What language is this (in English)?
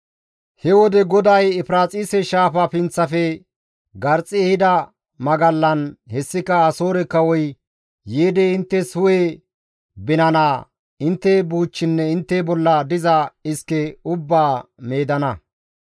Gamo